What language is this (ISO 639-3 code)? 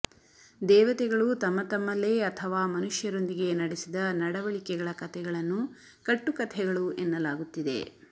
kan